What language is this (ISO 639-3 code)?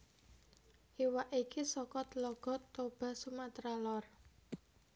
jav